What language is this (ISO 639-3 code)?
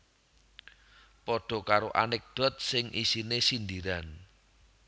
jav